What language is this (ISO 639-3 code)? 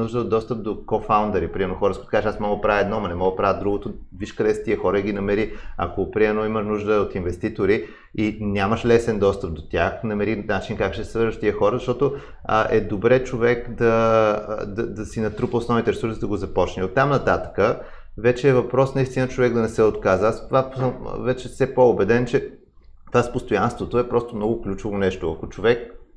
bul